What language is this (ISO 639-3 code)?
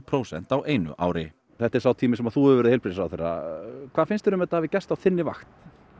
isl